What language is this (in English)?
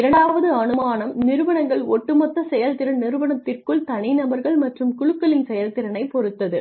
Tamil